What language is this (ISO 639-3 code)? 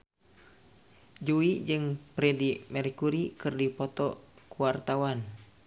sun